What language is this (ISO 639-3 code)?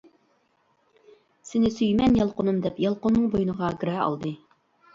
uig